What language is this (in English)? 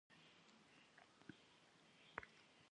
Kabardian